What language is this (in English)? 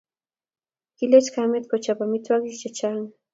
Kalenjin